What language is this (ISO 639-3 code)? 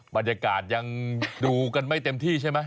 tha